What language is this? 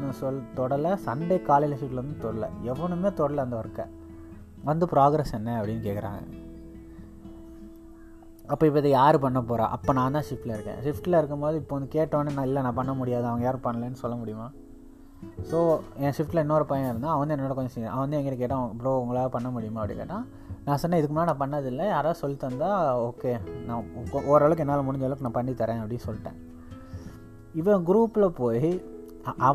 Tamil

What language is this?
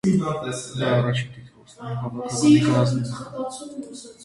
Armenian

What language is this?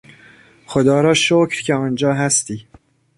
Persian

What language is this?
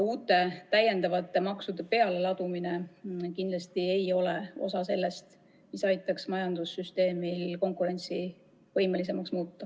Estonian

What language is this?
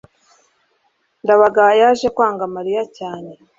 Kinyarwanda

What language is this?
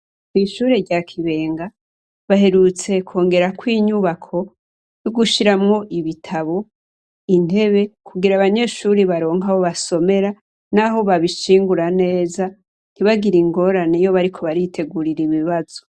Rundi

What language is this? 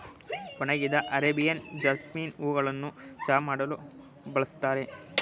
Kannada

